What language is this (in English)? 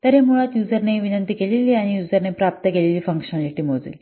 Marathi